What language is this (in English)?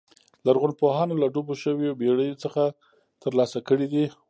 Pashto